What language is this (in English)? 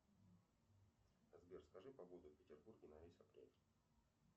Russian